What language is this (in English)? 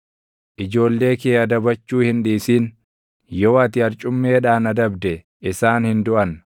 Oromo